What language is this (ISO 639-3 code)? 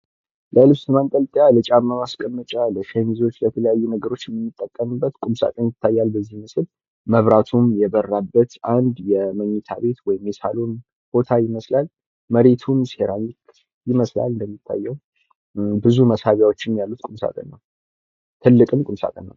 amh